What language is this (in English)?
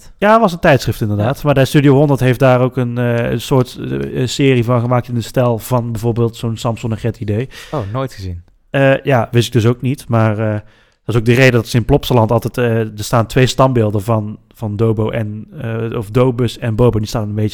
Dutch